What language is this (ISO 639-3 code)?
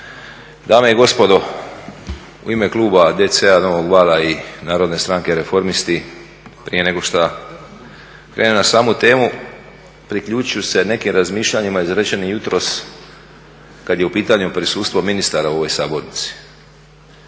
hrv